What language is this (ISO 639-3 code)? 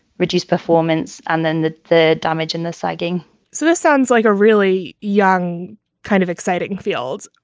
eng